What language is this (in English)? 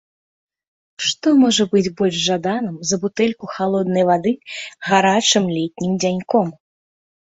Belarusian